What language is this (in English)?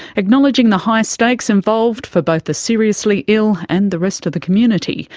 English